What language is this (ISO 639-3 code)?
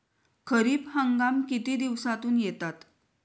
mar